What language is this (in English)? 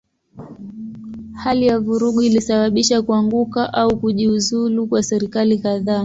Swahili